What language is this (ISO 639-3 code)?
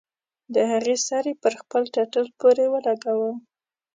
pus